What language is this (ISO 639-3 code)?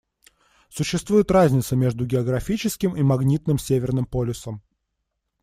rus